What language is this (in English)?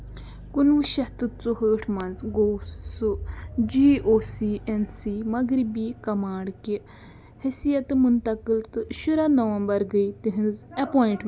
Kashmiri